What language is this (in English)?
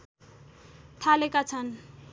Nepali